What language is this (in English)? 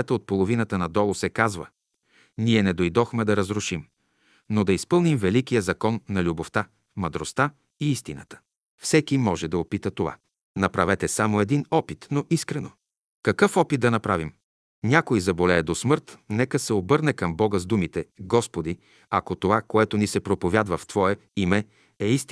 Bulgarian